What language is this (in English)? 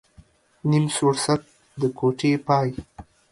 Pashto